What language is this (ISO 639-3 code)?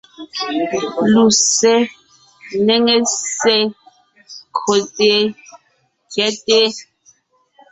nnh